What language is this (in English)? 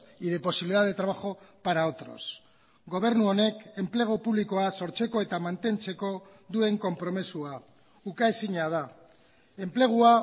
Basque